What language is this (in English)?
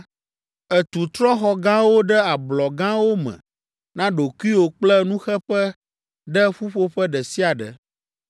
Ewe